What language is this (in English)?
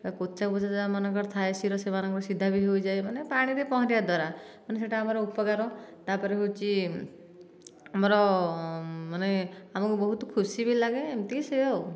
Odia